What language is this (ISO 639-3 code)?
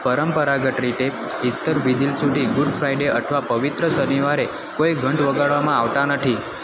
guj